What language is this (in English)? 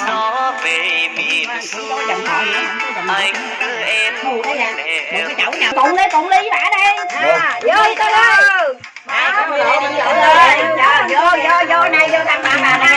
Vietnamese